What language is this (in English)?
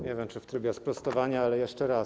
Polish